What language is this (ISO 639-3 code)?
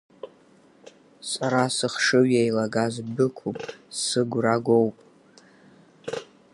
abk